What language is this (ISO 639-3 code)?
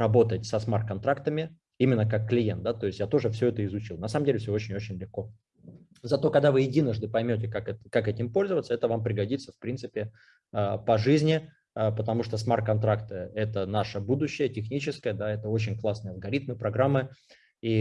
rus